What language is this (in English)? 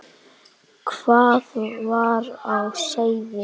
Icelandic